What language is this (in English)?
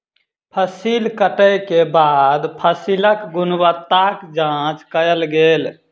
Maithili